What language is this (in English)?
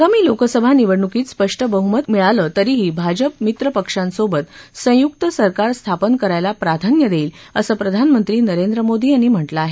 Marathi